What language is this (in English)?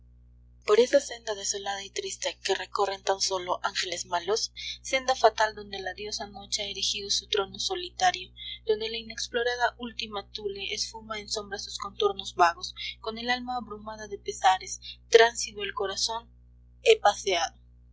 Spanish